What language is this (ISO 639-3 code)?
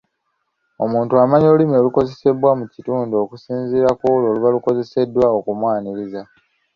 lug